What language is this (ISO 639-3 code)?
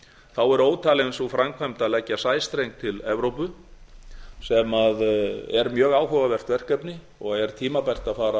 isl